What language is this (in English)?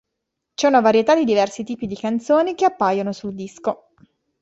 Italian